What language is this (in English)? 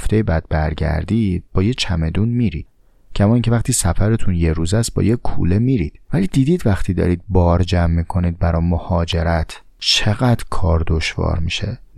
Persian